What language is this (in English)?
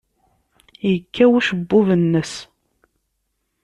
Kabyle